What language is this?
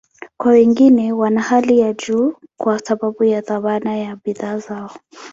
Swahili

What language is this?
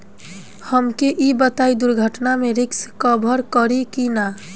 Bhojpuri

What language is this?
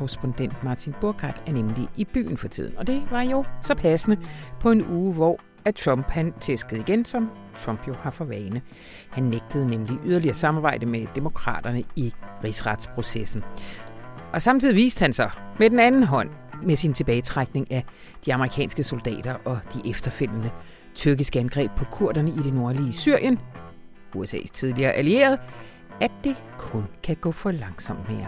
Danish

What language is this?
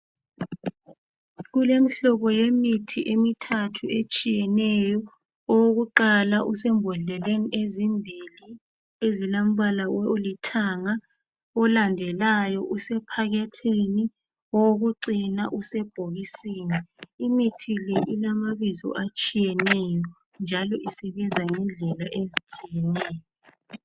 North Ndebele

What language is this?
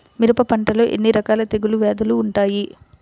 Telugu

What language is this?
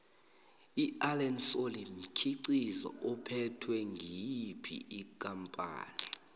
South Ndebele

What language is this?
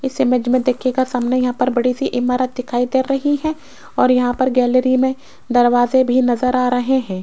Hindi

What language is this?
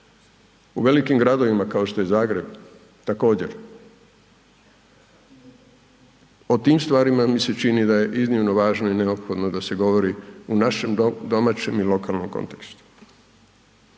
Croatian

